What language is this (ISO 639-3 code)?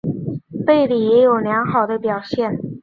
zho